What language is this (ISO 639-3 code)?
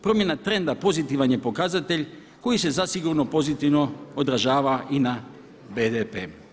hrv